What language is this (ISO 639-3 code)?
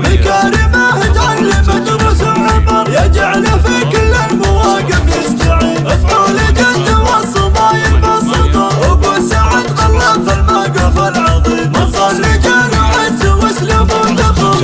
ara